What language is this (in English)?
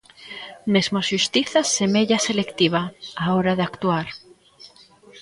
Galician